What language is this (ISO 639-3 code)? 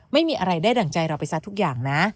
tha